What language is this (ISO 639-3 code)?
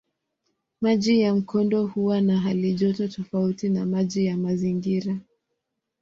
swa